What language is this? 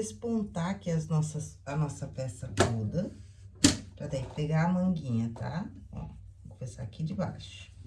Portuguese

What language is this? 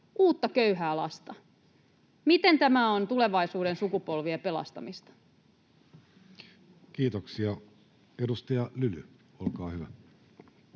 Finnish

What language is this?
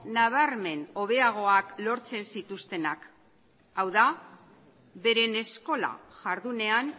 Basque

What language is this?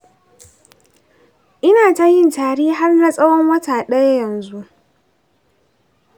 Hausa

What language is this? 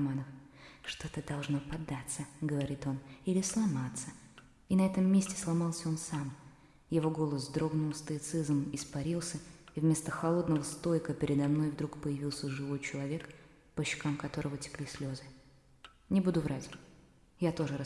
Russian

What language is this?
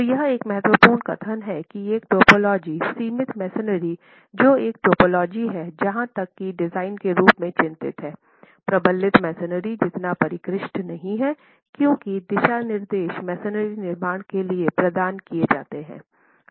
Hindi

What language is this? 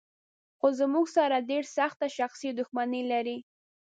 Pashto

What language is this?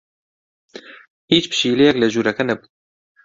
Central Kurdish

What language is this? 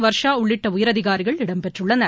Tamil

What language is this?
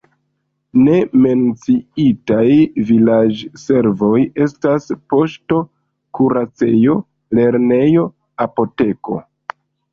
Esperanto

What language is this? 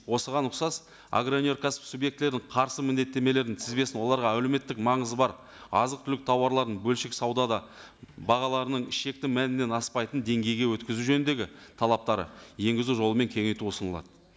Kazakh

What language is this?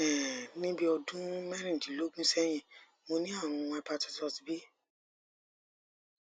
Yoruba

